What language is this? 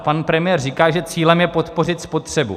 Czech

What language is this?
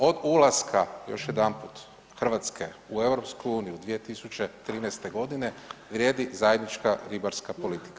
Croatian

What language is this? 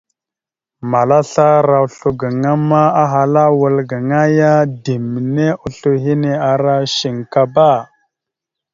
Mada (Cameroon)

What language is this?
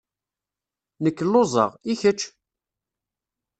Kabyle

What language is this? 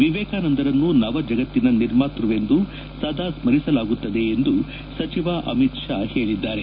Kannada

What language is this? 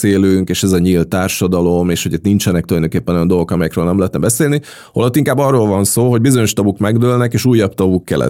Hungarian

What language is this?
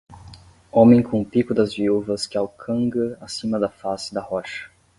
Portuguese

